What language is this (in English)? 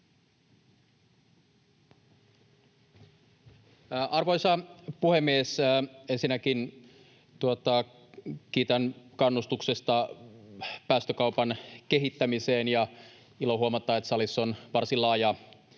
Finnish